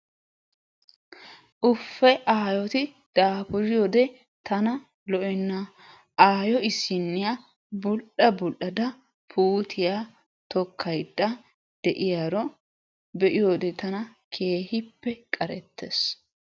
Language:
Wolaytta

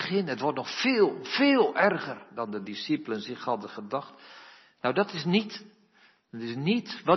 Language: Dutch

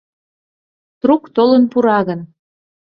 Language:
Mari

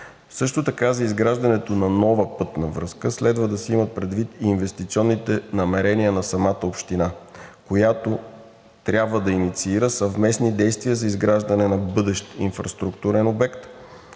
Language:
Bulgarian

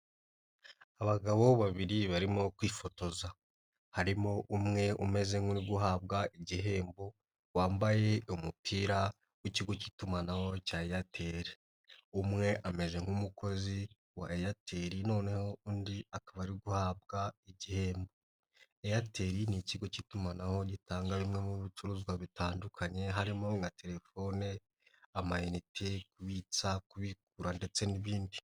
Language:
Kinyarwanda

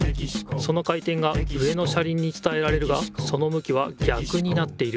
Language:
Japanese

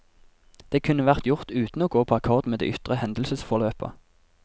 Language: Norwegian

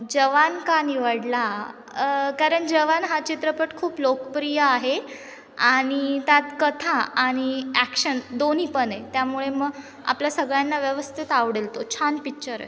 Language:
Marathi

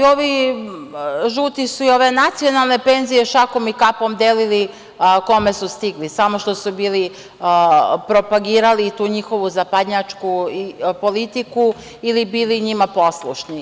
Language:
Serbian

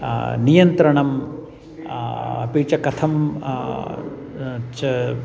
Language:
Sanskrit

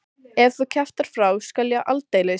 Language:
Icelandic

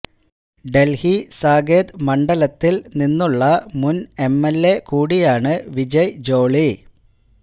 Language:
Malayalam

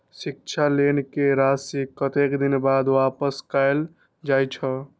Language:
Maithili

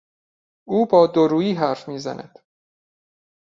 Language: Persian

